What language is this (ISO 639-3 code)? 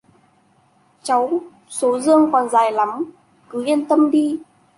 vie